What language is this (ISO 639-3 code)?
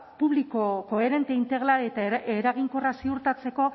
eus